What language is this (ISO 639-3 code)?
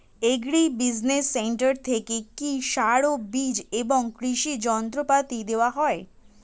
ben